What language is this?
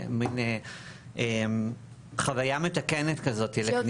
Hebrew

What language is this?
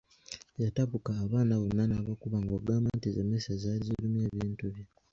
Ganda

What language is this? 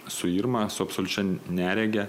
Lithuanian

